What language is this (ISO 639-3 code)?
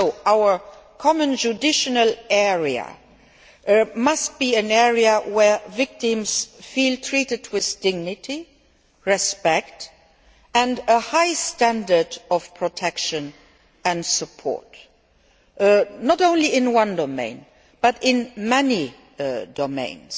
eng